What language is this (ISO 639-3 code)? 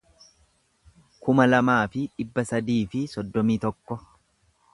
orm